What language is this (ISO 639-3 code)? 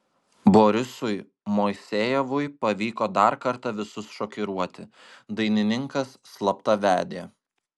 lit